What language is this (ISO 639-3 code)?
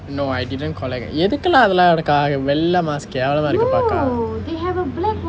eng